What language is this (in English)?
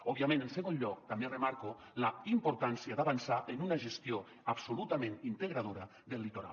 Catalan